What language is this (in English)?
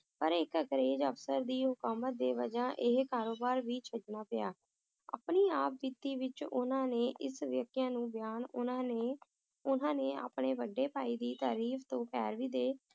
Punjabi